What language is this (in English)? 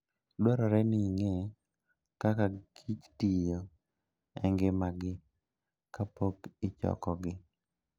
Luo (Kenya and Tanzania)